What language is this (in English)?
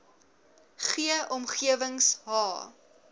Afrikaans